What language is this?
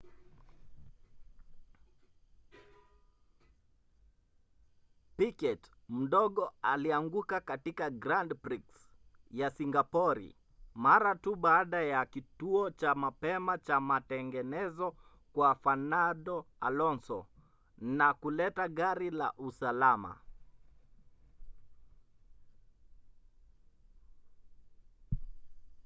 Swahili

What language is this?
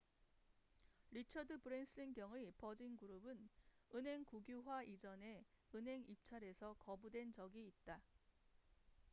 Korean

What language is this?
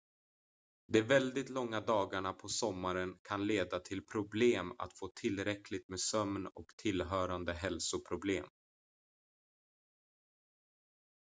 Swedish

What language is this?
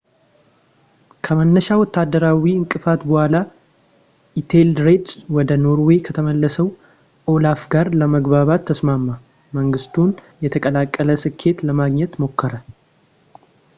Amharic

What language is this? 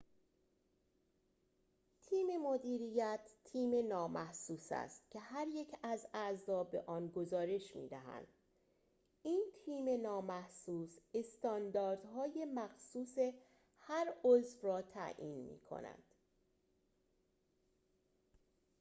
Persian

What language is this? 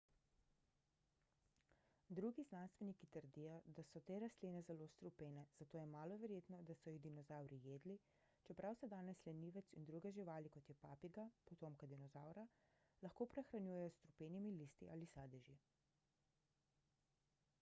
Slovenian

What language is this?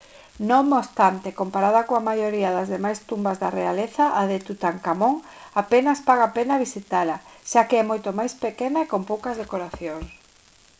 Galician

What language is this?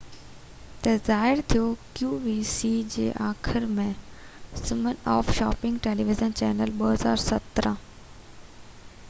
Sindhi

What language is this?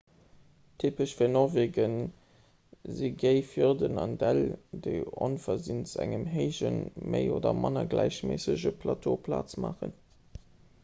Luxembourgish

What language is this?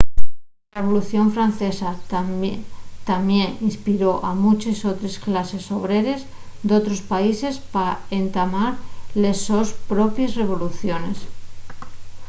Asturian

